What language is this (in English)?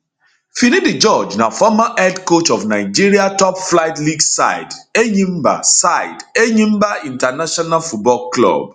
Nigerian Pidgin